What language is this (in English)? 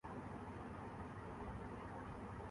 Urdu